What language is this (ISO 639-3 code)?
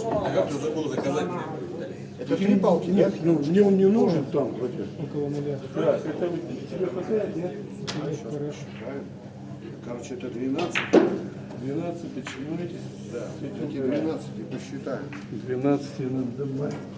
rus